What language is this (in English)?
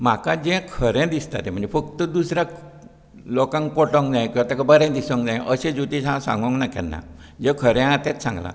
Konkani